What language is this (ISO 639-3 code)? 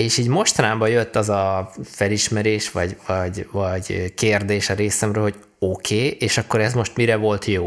hun